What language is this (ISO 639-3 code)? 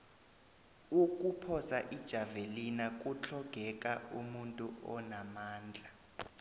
nbl